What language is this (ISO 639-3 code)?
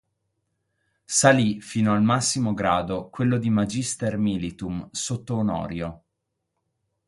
ita